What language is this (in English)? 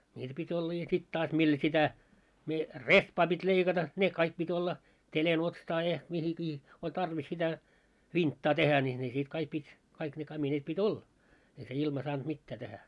Finnish